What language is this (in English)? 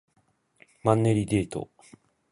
Japanese